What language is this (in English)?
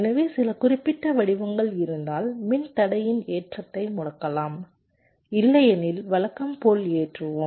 Tamil